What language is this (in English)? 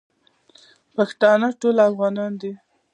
Pashto